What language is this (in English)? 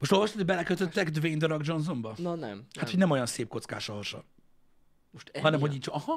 Hungarian